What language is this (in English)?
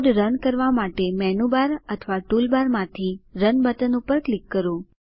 Gujarati